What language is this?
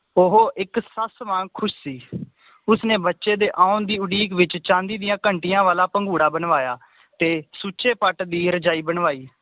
Punjabi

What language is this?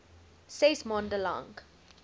Afrikaans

